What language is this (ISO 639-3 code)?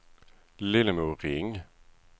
swe